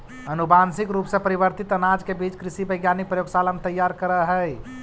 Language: Magahi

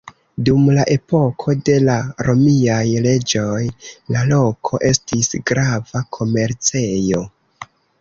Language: Esperanto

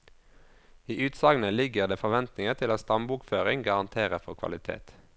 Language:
Norwegian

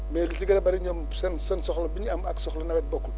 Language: Wolof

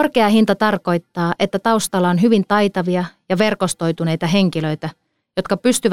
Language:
Finnish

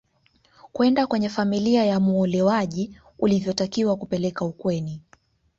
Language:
Swahili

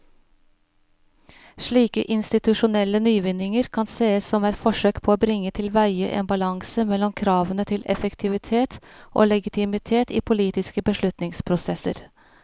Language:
Norwegian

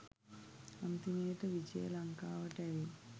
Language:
Sinhala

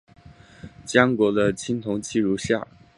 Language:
Chinese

